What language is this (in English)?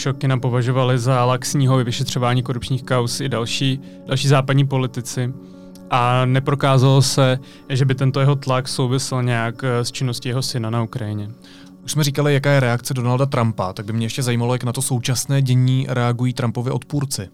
Czech